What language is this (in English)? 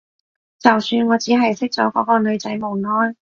Cantonese